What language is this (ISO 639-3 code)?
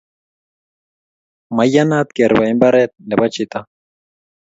kln